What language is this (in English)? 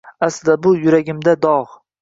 Uzbek